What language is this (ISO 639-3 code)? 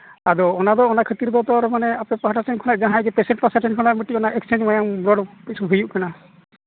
sat